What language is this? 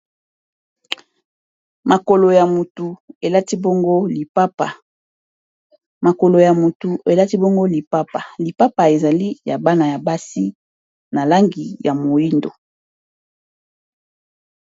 Lingala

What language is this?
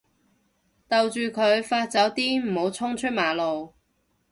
Cantonese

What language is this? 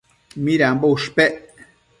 Matsés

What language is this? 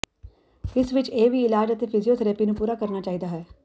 Punjabi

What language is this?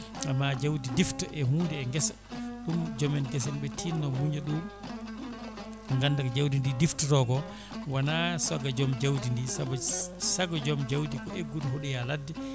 Fula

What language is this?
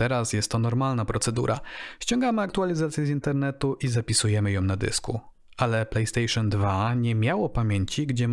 Polish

